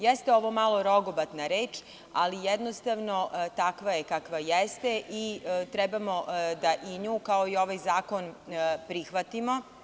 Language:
Serbian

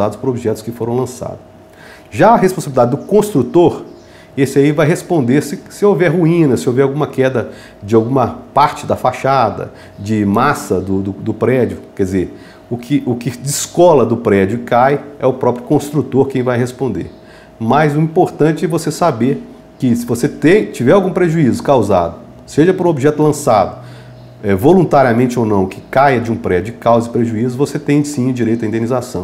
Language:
Portuguese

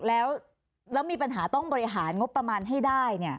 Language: Thai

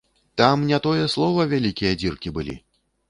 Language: Belarusian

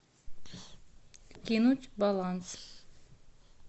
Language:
Russian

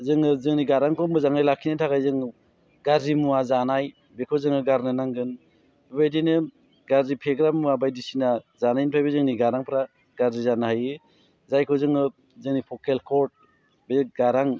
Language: Bodo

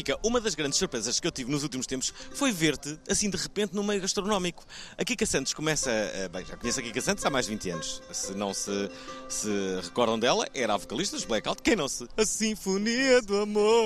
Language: Portuguese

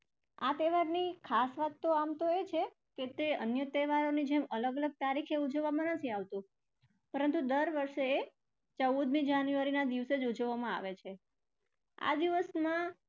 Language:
Gujarati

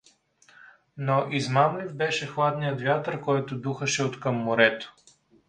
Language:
Bulgarian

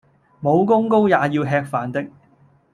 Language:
Cantonese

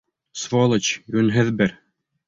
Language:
Bashkir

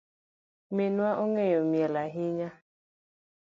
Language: Luo (Kenya and Tanzania)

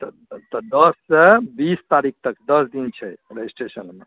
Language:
Maithili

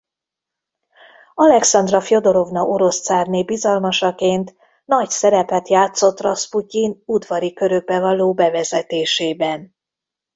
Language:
Hungarian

